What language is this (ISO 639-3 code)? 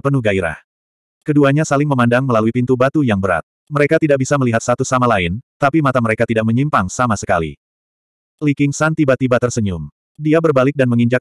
ind